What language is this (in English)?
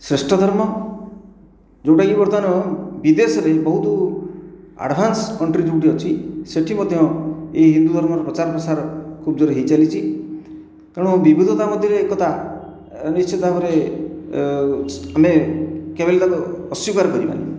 Odia